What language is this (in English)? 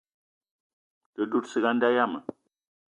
Eton (Cameroon)